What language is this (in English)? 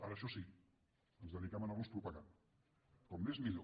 Catalan